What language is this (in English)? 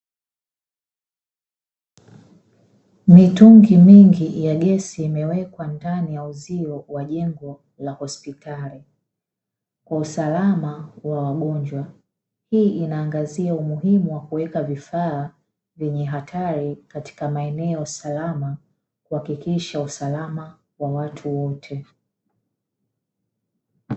Swahili